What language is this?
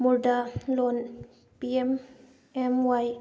Manipuri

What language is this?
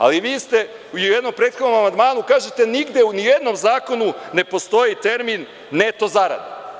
Serbian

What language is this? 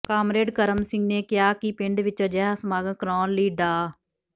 Punjabi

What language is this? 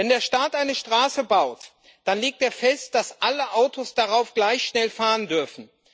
German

